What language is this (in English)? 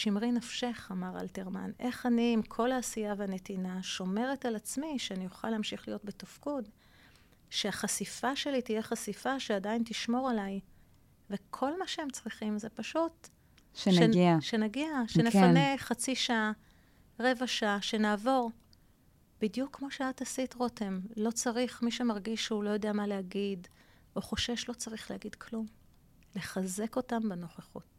Hebrew